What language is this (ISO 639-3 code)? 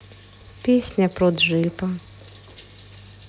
rus